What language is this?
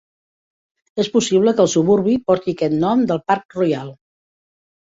Catalan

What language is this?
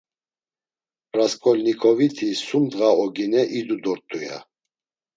Laz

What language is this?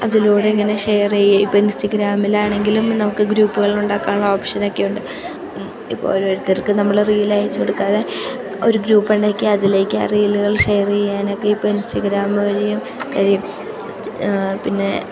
Malayalam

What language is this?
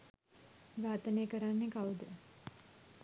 Sinhala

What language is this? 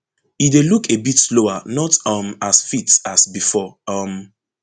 Nigerian Pidgin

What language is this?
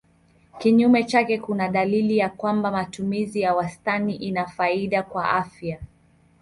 Swahili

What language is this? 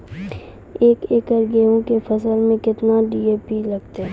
Maithili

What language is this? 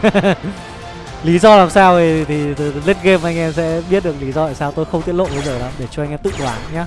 Vietnamese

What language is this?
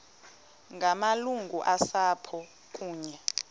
Xhosa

